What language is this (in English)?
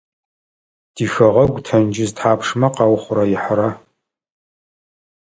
Adyghe